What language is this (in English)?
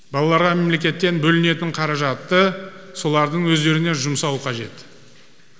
Kazakh